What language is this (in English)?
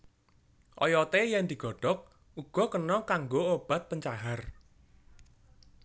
Javanese